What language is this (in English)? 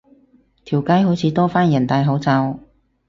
Cantonese